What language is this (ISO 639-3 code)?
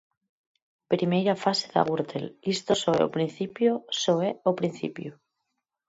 glg